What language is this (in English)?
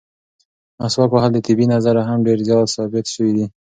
Pashto